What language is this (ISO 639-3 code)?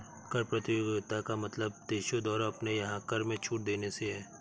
hin